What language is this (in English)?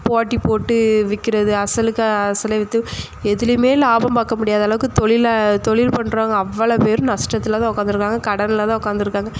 Tamil